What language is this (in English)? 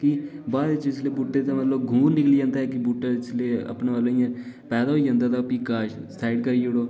Dogri